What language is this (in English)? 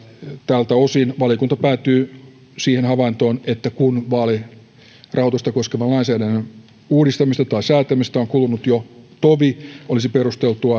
Finnish